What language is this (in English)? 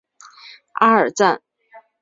Chinese